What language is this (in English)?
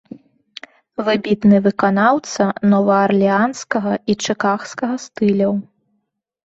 Belarusian